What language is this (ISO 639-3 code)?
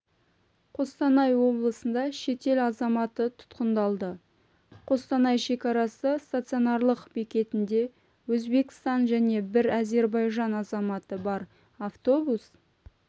kaz